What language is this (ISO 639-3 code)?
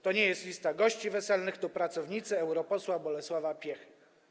pol